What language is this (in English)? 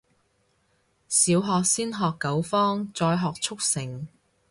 Cantonese